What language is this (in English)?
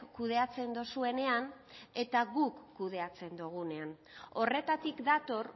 Basque